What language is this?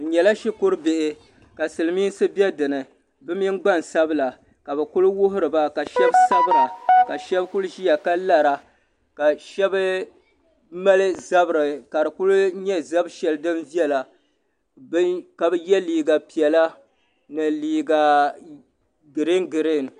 Dagbani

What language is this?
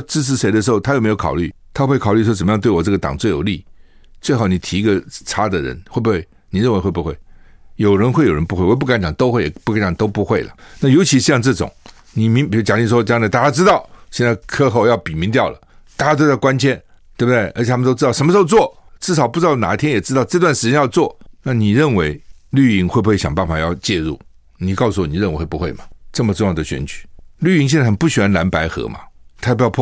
Chinese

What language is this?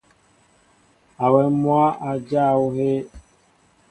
Mbo (Cameroon)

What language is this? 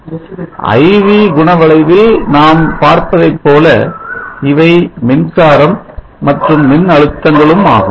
Tamil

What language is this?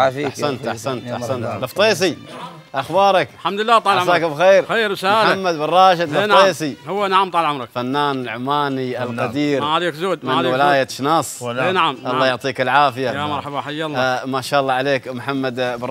Arabic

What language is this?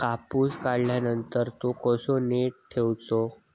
Marathi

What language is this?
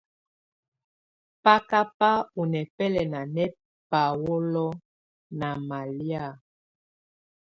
Tunen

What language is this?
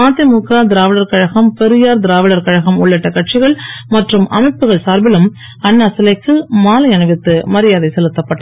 Tamil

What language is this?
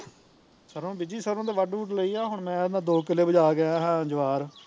Punjabi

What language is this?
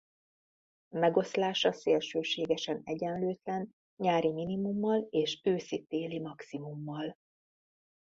Hungarian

